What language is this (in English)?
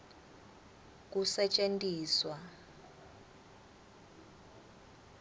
Swati